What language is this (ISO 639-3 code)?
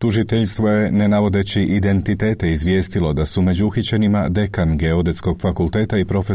hrv